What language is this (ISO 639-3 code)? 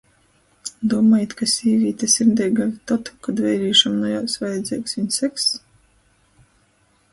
ltg